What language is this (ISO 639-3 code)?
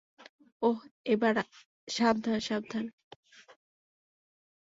ben